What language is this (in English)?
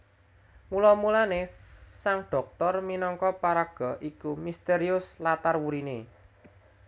Javanese